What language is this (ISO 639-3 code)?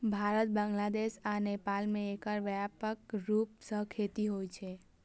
mai